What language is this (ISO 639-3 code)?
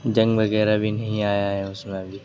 urd